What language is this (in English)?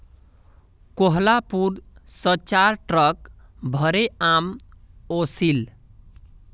Magahi